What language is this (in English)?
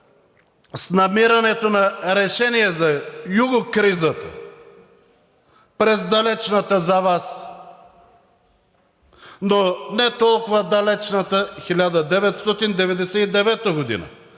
Bulgarian